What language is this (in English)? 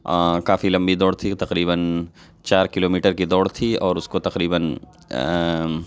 Urdu